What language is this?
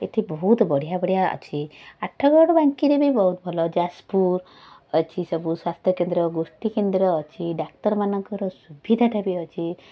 Odia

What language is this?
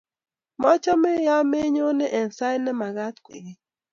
Kalenjin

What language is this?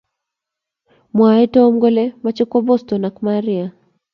Kalenjin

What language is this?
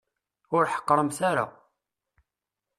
Kabyle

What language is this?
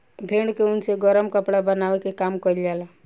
Bhojpuri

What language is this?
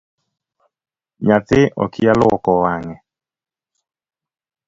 Luo (Kenya and Tanzania)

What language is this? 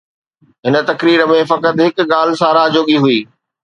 Sindhi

